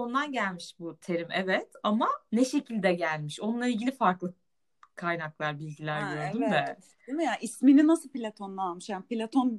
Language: Turkish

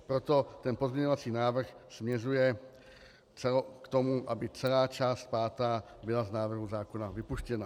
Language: Czech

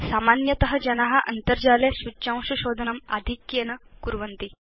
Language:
Sanskrit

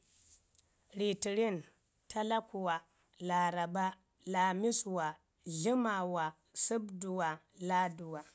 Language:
Ngizim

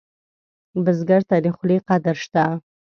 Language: Pashto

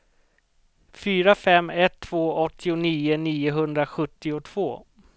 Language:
Swedish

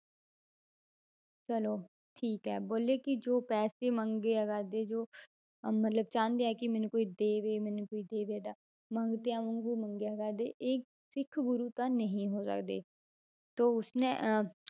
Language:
Punjabi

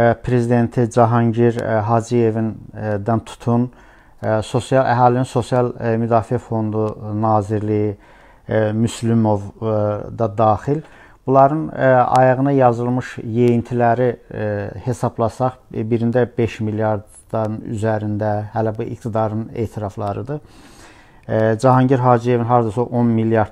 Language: Turkish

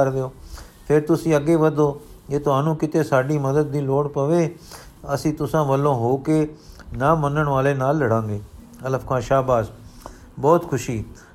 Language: Punjabi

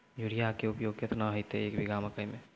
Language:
Maithili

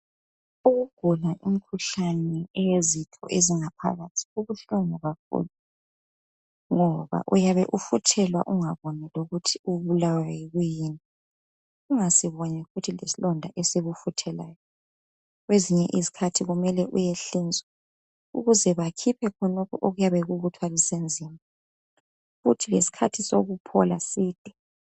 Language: North Ndebele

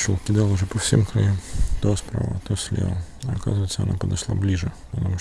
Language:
Russian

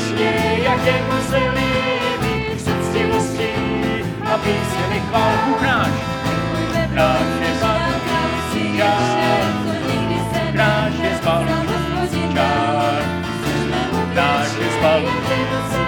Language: Czech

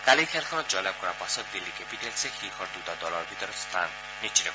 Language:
Assamese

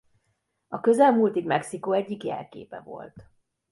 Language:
Hungarian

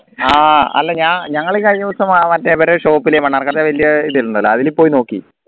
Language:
Malayalam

